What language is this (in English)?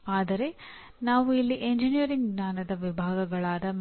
Kannada